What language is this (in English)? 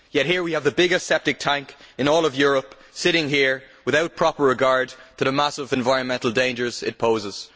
English